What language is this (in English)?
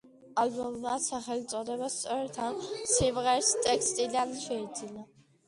Georgian